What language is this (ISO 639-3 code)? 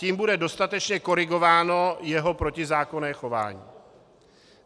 ces